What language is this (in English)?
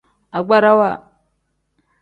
Tem